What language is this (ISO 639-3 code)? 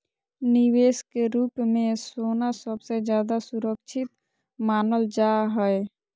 mag